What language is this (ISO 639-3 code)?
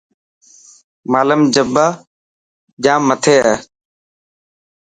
mki